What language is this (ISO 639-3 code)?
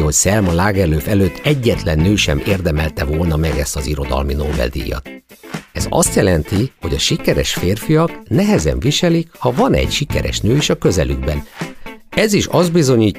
hun